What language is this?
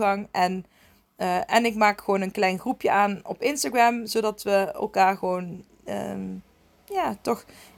Dutch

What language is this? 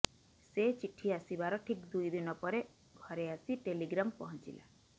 Odia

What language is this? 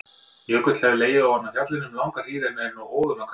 Icelandic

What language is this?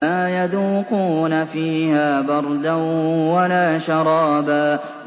Arabic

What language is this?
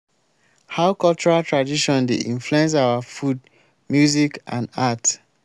Nigerian Pidgin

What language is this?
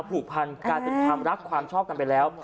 Thai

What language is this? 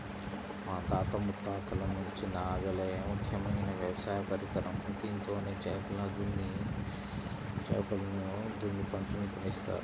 Telugu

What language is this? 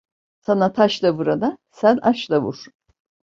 Turkish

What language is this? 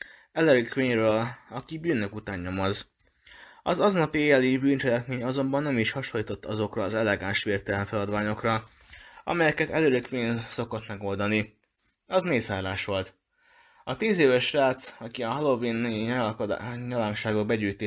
Hungarian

